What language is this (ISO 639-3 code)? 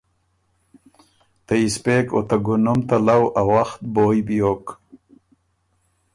oru